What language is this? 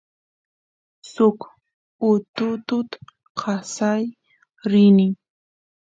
Santiago del Estero Quichua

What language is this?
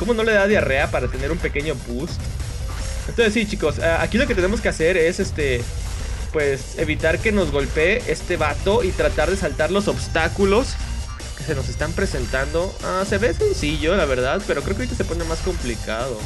Spanish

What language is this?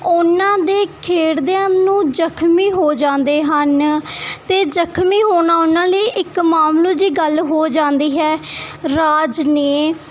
Punjabi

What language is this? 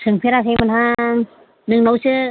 Bodo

